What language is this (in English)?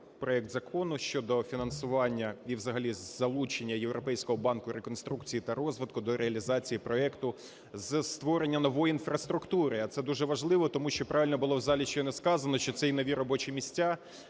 Ukrainian